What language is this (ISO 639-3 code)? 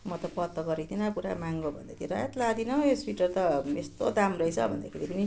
nep